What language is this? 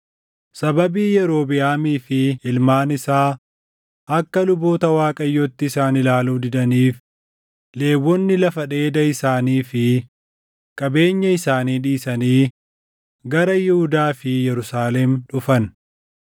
Oromo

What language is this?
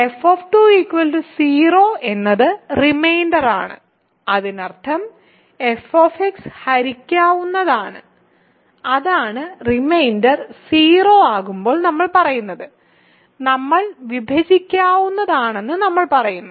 Malayalam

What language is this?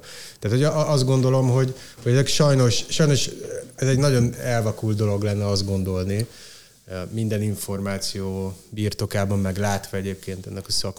Hungarian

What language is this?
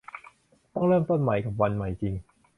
Thai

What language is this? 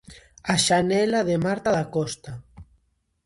Galician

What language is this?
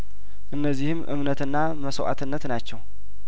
Amharic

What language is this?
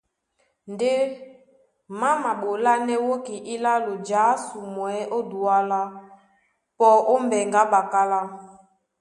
Duala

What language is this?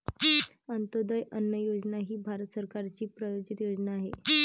Marathi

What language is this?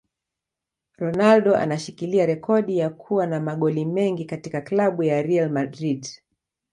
Swahili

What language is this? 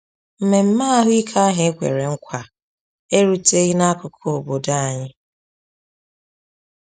Igbo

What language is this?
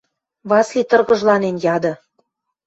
Western Mari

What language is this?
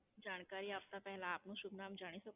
Gujarati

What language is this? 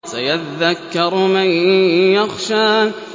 Arabic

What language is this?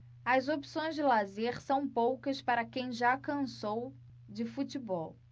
Portuguese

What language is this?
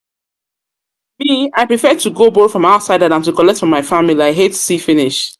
Nigerian Pidgin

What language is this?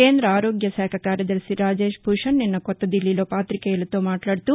Telugu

